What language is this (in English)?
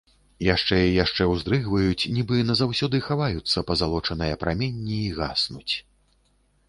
Belarusian